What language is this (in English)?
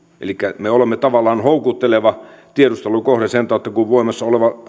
Finnish